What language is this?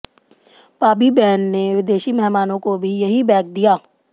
Hindi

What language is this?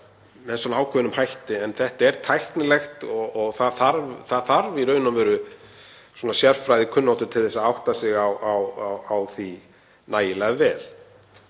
Icelandic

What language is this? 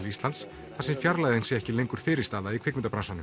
Icelandic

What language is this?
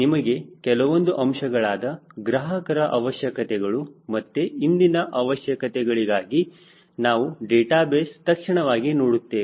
Kannada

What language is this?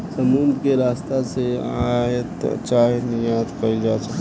Bhojpuri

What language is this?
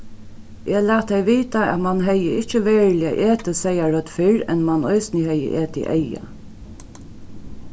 Faroese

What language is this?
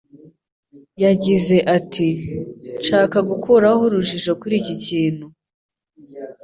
Kinyarwanda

